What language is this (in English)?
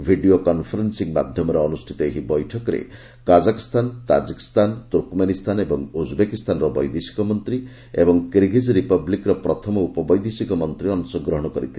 Odia